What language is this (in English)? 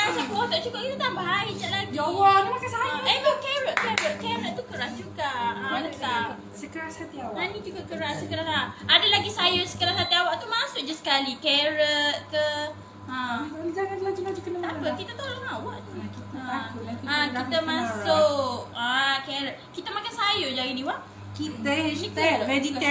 Malay